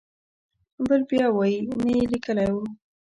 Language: Pashto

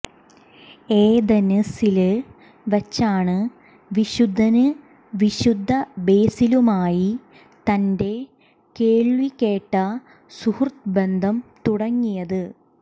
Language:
Malayalam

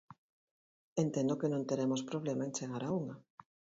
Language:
Galician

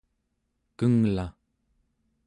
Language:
Central Yupik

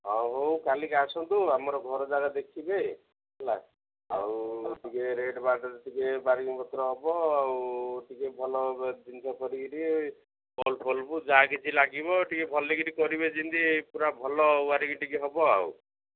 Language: Odia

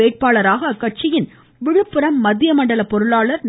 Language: Tamil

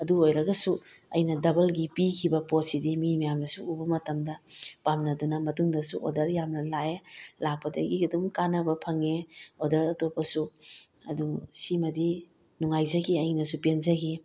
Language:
Manipuri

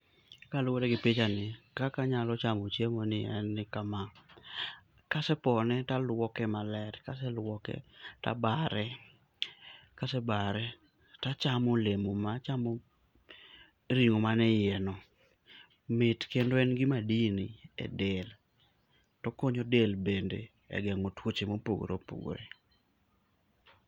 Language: Luo (Kenya and Tanzania)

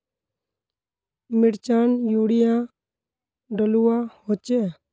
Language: Magahi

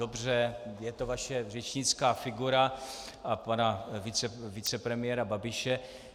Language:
Czech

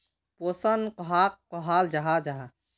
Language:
Magahi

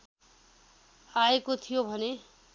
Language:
Nepali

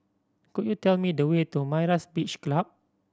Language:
English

